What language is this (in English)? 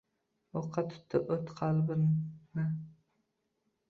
Uzbek